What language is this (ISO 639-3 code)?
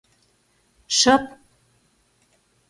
chm